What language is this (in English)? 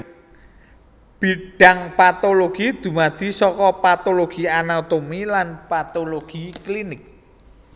Javanese